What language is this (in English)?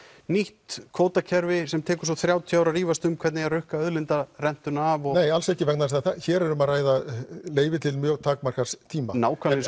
Icelandic